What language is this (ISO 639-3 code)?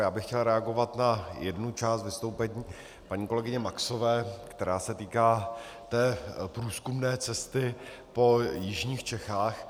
ces